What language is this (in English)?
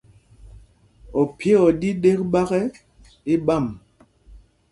Mpumpong